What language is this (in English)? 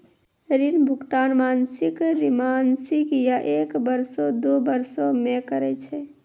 Maithili